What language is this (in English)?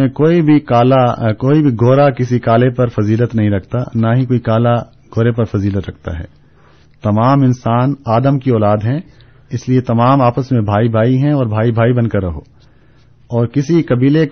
Urdu